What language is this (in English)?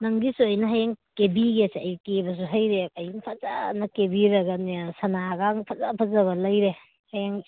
Manipuri